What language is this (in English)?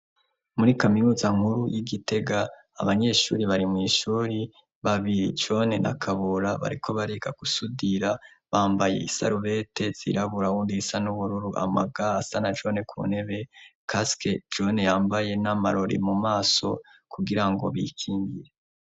Rundi